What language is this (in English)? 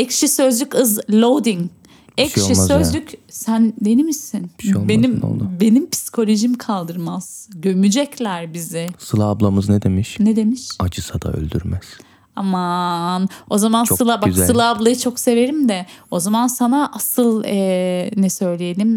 Turkish